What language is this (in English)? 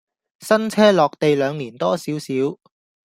Cantonese